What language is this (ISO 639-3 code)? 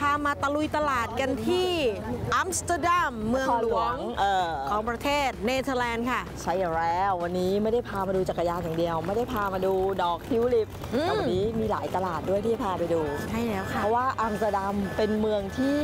tha